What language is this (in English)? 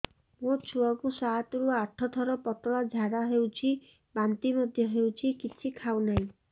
Odia